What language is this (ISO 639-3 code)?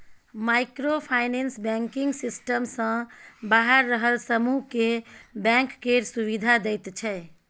mai